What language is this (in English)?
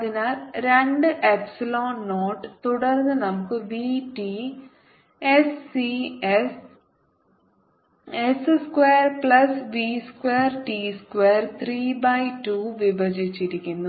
Malayalam